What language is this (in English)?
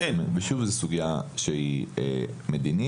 Hebrew